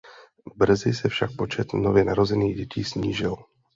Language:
Czech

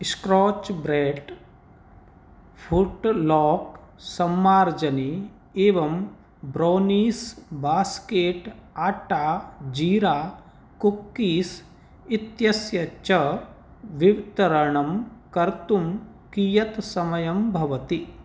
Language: Sanskrit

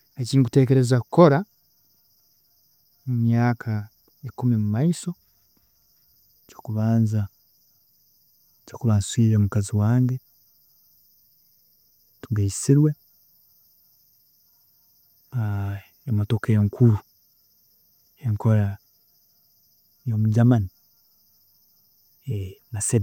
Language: Tooro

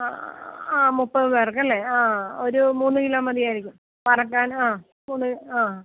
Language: Malayalam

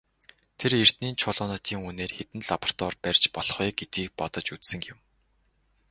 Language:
Mongolian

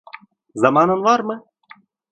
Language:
Turkish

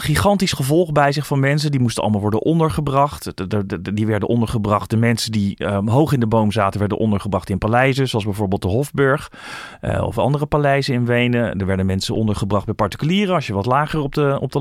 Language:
Dutch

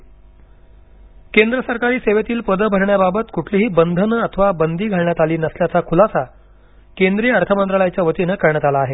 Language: Marathi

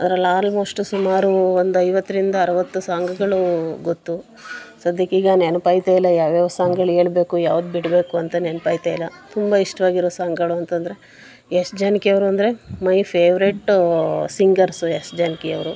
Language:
Kannada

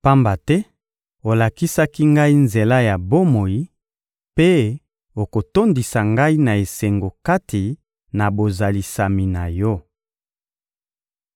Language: Lingala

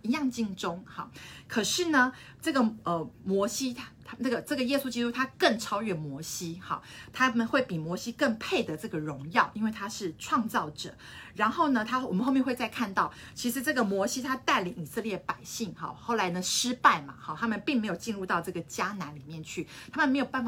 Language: Chinese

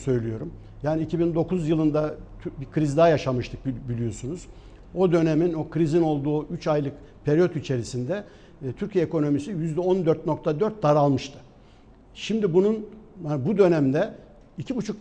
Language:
Turkish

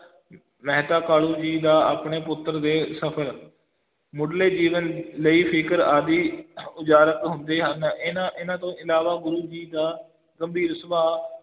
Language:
Punjabi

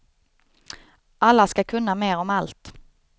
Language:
Swedish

